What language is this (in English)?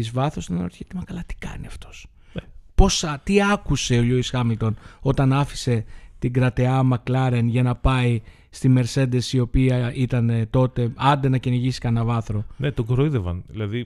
Greek